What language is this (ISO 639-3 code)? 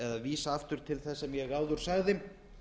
isl